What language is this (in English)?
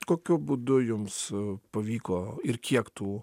Lithuanian